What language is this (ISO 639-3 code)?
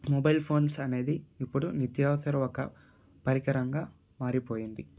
tel